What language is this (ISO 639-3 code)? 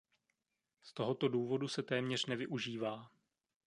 ces